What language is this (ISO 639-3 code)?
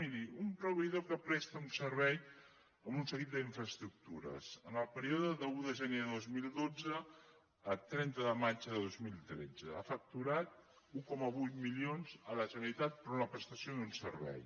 cat